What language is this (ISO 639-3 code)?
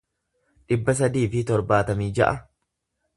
orm